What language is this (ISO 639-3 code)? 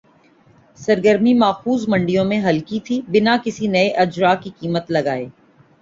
urd